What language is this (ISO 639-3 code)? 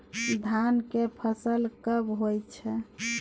mai